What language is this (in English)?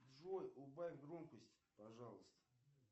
Russian